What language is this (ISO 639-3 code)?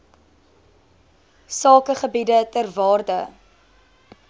afr